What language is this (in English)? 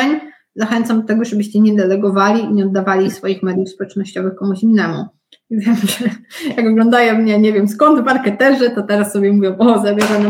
Polish